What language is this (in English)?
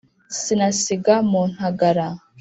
Kinyarwanda